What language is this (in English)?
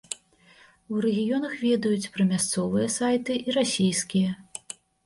Belarusian